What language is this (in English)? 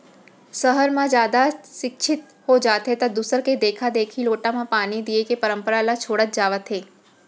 Chhattisgarhi